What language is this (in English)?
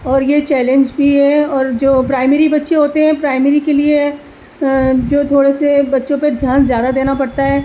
Urdu